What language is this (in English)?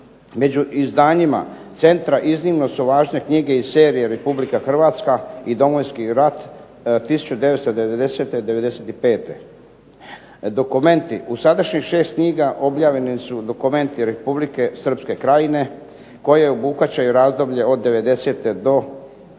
Croatian